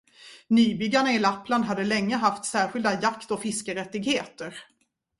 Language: Swedish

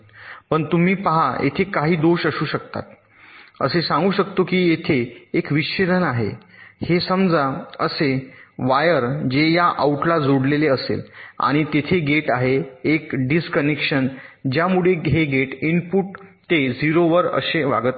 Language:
Marathi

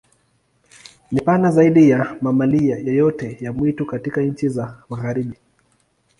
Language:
Swahili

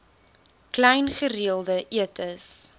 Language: Afrikaans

